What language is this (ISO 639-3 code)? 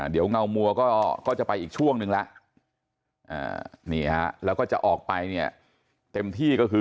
tha